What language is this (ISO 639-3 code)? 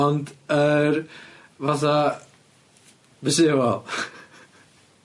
cym